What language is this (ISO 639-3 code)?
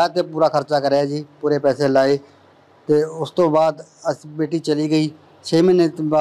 pan